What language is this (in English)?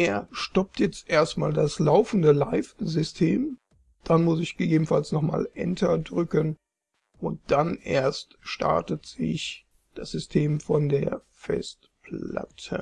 German